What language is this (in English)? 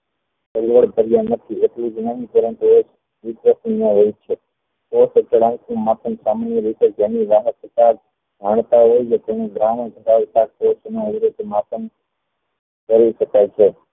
Gujarati